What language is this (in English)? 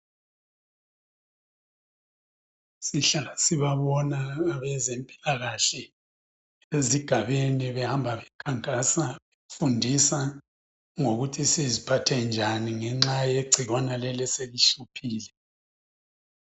North Ndebele